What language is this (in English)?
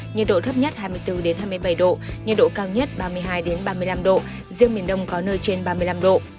Vietnamese